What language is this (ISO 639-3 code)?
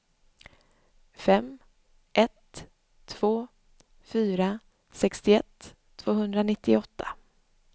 swe